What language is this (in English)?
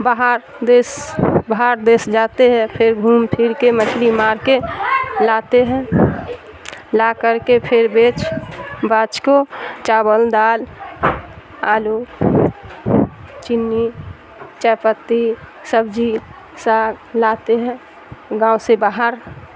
Urdu